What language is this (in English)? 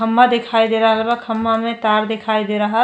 Bhojpuri